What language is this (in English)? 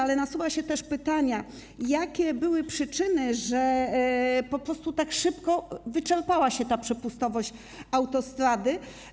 Polish